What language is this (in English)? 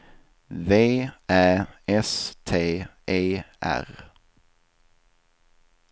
Swedish